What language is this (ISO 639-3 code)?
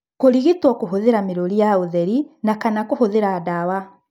kik